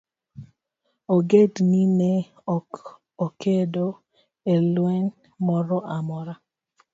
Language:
Luo (Kenya and Tanzania)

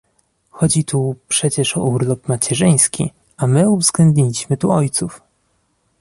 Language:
Polish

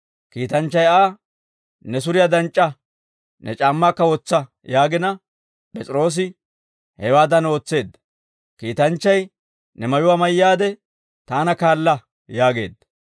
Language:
Dawro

